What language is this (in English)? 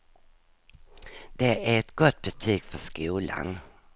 Swedish